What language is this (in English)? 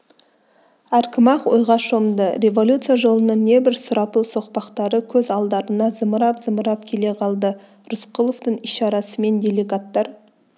Kazakh